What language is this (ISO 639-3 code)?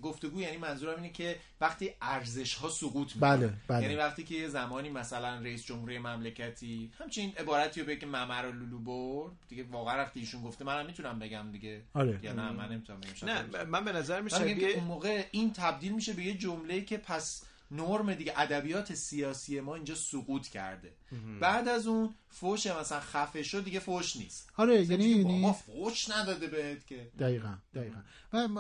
fas